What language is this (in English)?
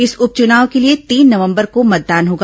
Hindi